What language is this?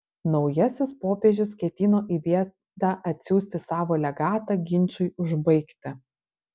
Lithuanian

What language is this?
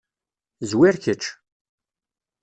Kabyle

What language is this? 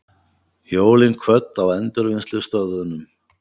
Icelandic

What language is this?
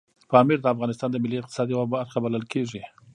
Pashto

